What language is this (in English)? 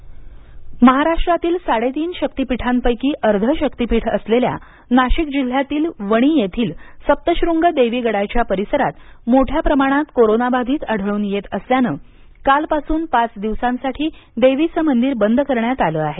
Marathi